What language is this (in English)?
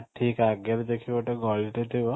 Odia